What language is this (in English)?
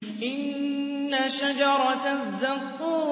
Arabic